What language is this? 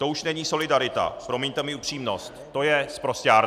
Czech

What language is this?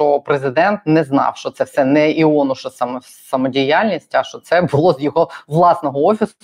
Ukrainian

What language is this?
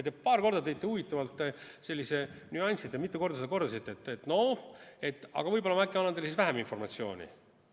Estonian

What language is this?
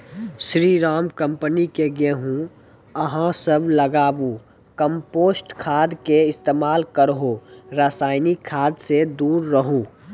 Maithili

